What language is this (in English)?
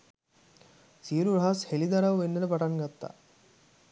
Sinhala